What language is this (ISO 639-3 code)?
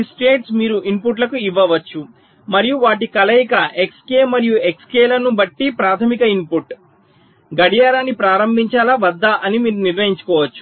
tel